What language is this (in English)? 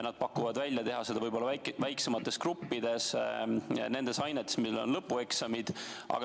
Estonian